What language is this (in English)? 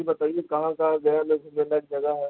Urdu